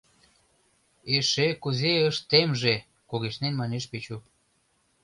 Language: Mari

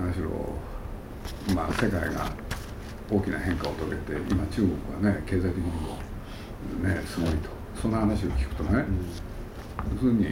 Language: Japanese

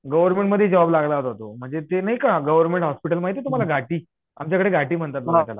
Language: Marathi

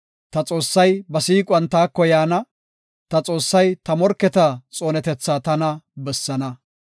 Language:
Gofa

